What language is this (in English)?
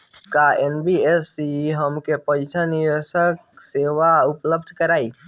Bhojpuri